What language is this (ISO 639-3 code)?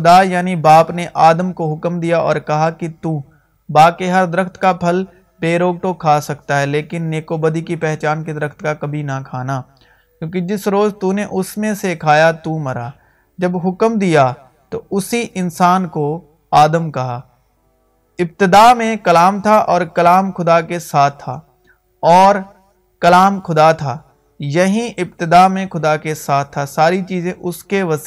urd